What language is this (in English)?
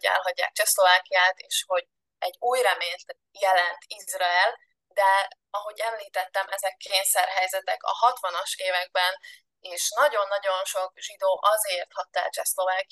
Hungarian